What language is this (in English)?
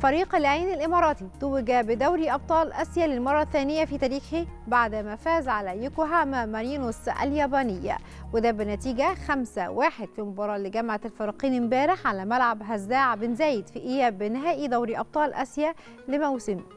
Arabic